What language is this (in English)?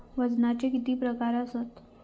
Marathi